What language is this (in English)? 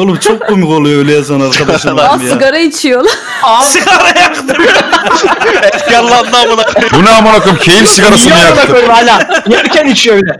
Turkish